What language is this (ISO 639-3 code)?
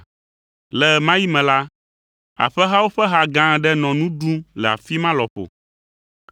ewe